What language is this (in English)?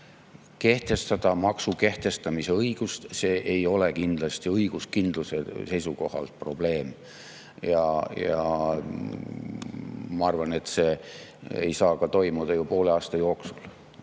Estonian